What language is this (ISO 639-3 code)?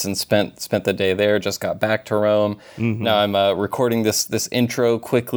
eng